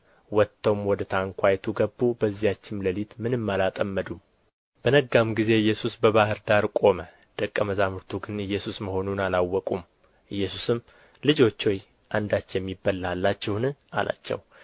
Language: Amharic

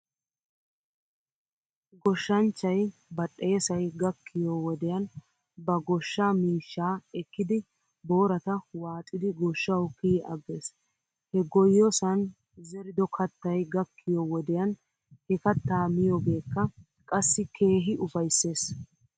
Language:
Wolaytta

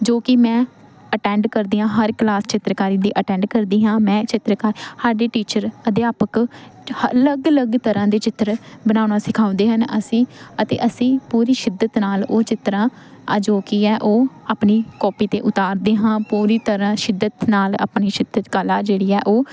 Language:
Punjabi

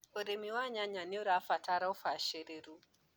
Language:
Kikuyu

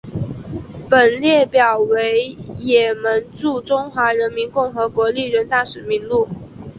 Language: Chinese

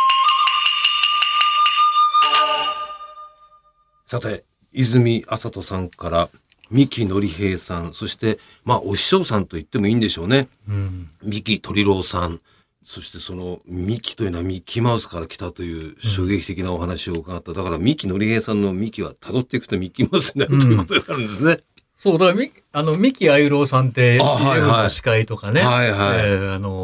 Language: Japanese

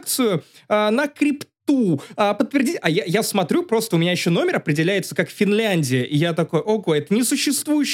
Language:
Russian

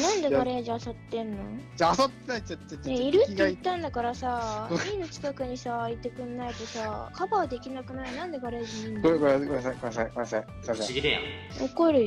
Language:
Japanese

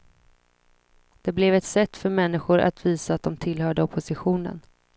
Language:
Swedish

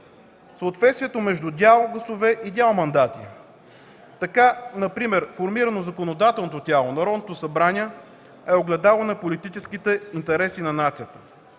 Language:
Bulgarian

